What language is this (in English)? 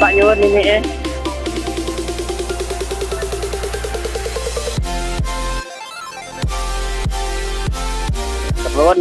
Vietnamese